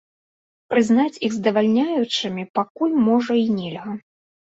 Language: Belarusian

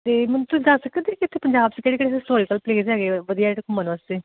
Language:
Punjabi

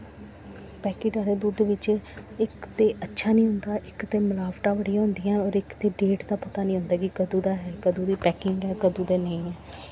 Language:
Dogri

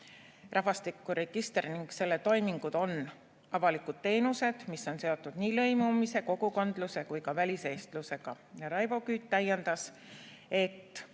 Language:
Estonian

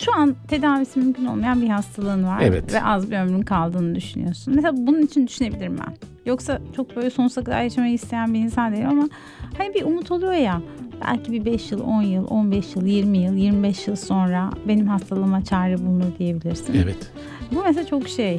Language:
Turkish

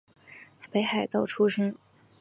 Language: Chinese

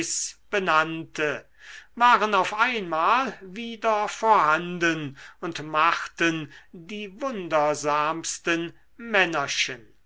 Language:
German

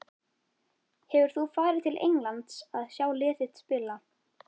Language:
Icelandic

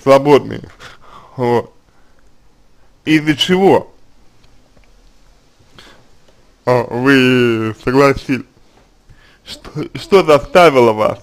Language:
Russian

